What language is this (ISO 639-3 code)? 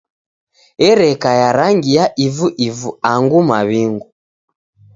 dav